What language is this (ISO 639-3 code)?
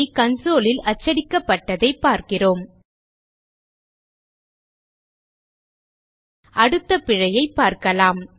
tam